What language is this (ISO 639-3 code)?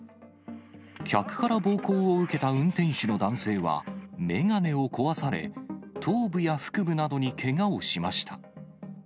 jpn